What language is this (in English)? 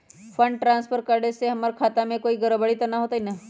Magahi